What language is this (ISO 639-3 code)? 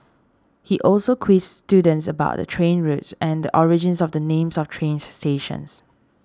eng